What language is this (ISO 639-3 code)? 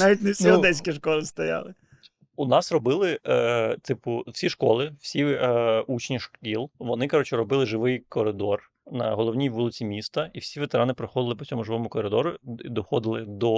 ukr